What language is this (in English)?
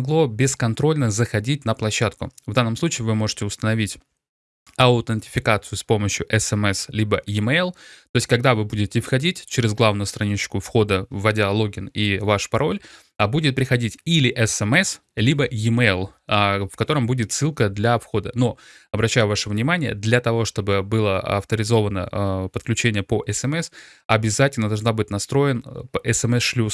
Russian